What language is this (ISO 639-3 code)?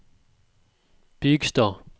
nor